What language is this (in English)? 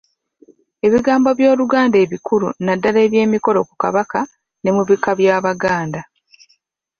Ganda